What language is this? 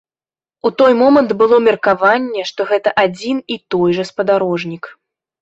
Belarusian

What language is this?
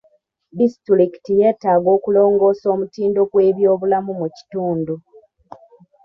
Ganda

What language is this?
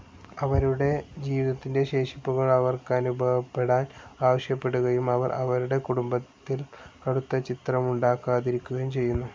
Malayalam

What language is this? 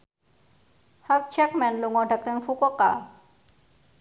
Javanese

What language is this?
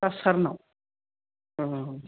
Bodo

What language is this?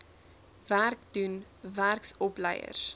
Afrikaans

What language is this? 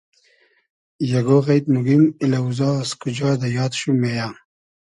Hazaragi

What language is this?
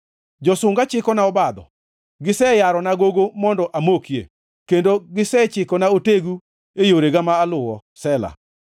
Luo (Kenya and Tanzania)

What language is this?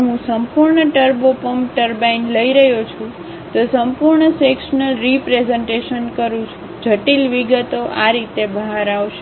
Gujarati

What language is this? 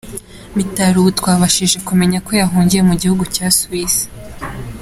Kinyarwanda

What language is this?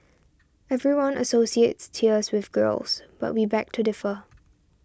English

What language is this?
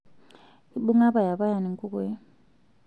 Masai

